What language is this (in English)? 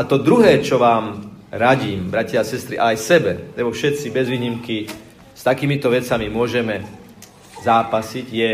Slovak